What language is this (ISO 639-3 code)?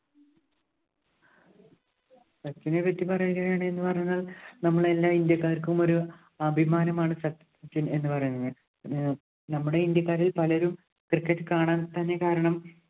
mal